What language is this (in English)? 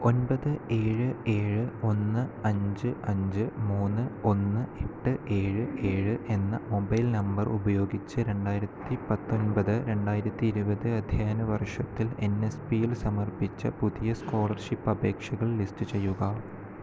Malayalam